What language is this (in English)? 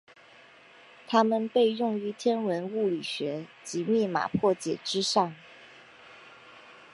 Chinese